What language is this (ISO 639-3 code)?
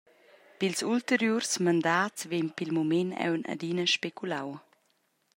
roh